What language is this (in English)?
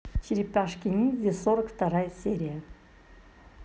Russian